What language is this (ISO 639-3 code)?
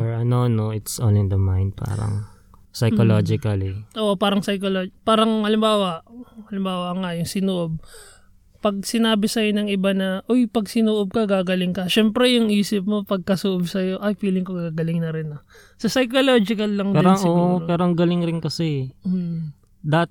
fil